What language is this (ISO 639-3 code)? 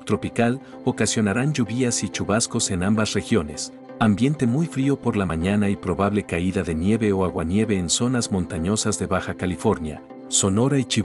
spa